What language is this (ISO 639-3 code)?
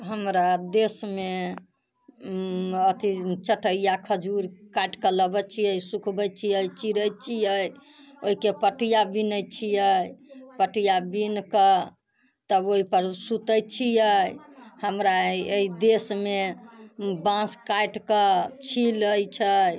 mai